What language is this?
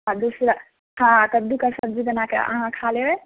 Maithili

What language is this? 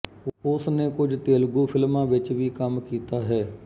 Punjabi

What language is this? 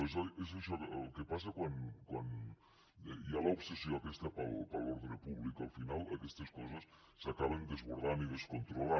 Catalan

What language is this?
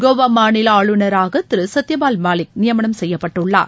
Tamil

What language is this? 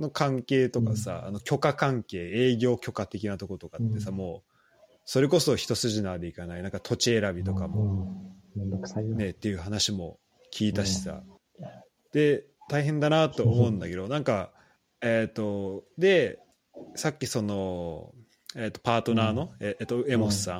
Japanese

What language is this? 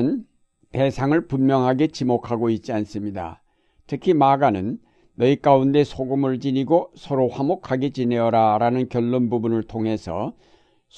Korean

